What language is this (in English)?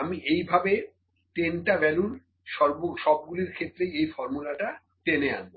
Bangla